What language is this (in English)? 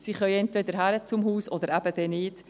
Swiss German